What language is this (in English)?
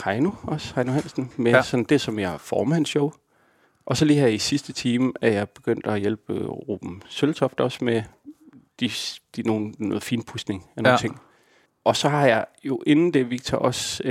Danish